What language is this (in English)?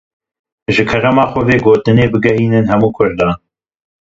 Kurdish